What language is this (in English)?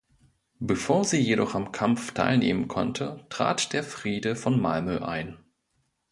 German